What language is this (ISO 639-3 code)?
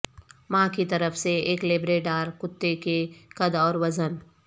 urd